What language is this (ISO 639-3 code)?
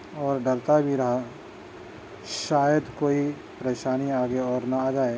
urd